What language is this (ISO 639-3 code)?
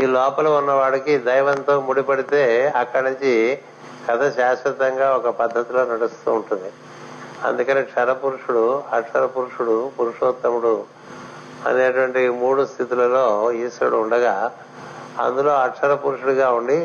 tel